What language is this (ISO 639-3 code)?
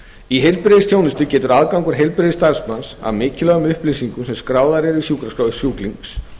isl